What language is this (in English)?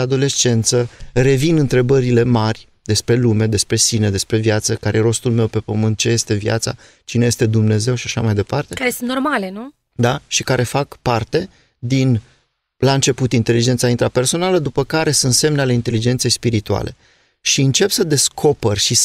Romanian